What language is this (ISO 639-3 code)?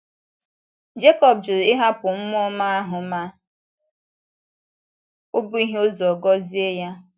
ibo